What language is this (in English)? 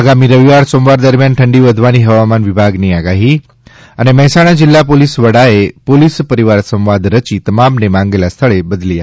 Gujarati